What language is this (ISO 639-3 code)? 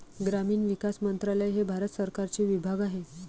mar